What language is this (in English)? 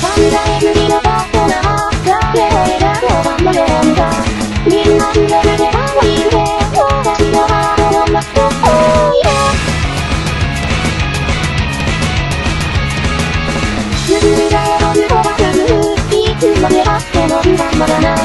Thai